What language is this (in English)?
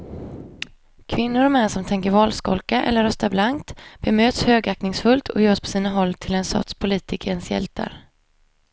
Swedish